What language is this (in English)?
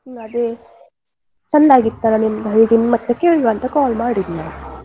Kannada